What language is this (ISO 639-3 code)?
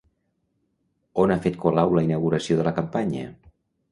cat